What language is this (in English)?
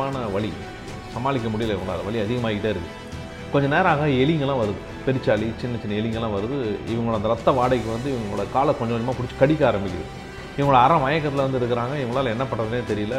Tamil